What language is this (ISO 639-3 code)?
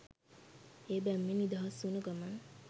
sin